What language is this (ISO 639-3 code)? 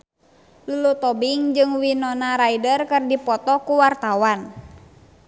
sun